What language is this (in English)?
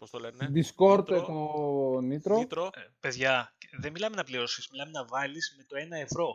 Greek